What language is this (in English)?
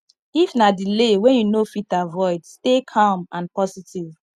Nigerian Pidgin